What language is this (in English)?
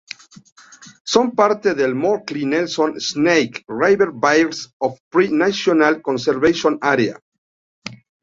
Spanish